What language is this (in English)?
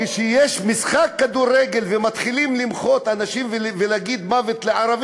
Hebrew